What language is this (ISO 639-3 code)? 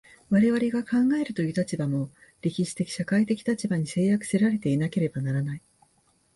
jpn